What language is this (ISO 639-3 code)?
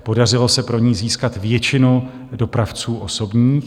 ces